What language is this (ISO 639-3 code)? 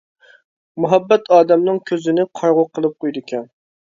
uig